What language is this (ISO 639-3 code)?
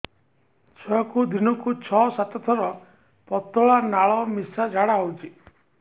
ori